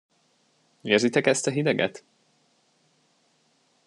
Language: Hungarian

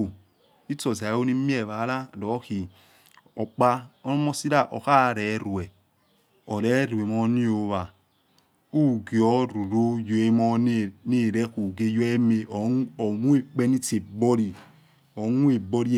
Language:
Yekhee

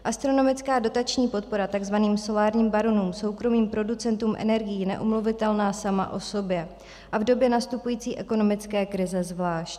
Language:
Czech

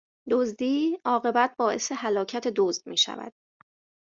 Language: Persian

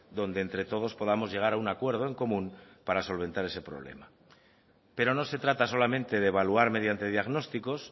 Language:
Spanish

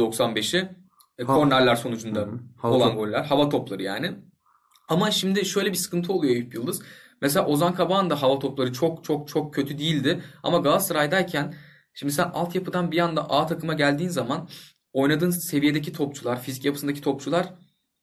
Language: Turkish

